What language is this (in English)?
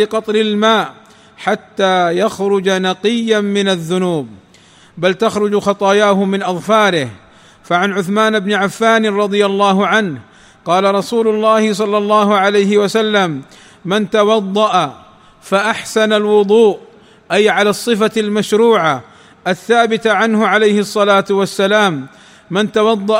Arabic